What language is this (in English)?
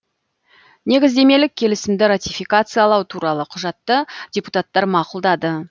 Kazakh